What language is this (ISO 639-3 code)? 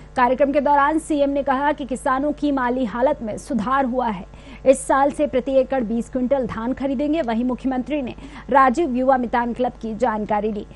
hin